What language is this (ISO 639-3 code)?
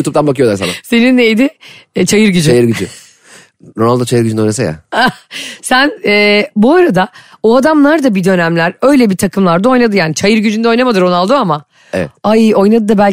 tur